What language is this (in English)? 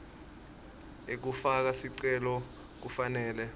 Swati